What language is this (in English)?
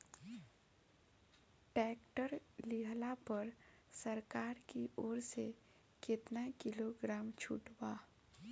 Bhojpuri